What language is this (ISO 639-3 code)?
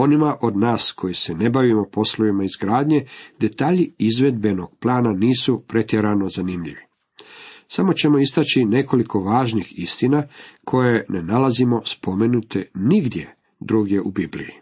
hrv